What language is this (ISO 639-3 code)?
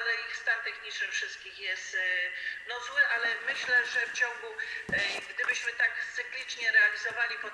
pol